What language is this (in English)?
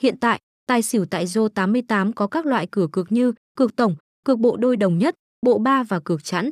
Vietnamese